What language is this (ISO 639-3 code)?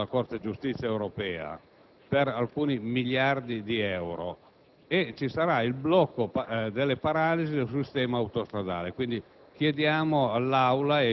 ita